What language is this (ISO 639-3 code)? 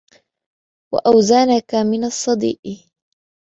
ara